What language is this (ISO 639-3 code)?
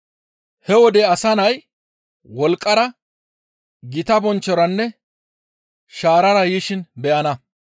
gmv